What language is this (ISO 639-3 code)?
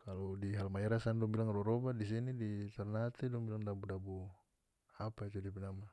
max